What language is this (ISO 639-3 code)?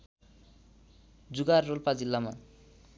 nep